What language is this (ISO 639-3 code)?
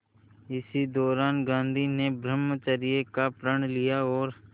hin